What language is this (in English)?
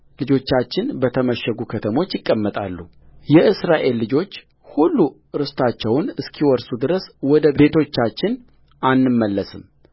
Amharic